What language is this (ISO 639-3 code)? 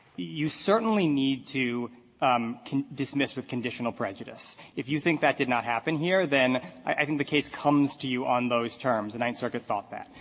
eng